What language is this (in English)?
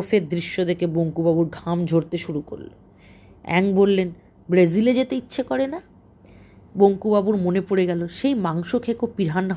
Bangla